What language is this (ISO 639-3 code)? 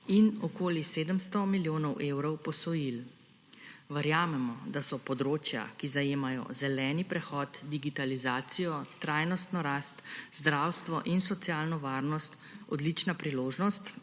slv